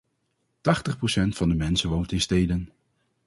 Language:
Dutch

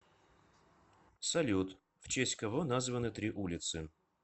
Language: Russian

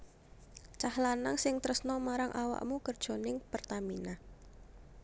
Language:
Javanese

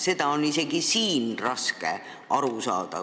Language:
Estonian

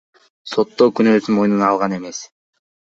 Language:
Kyrgyz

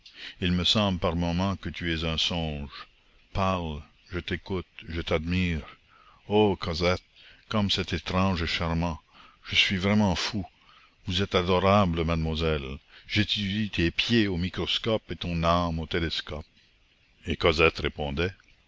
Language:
French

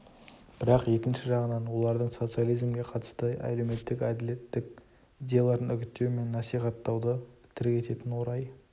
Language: Kazakh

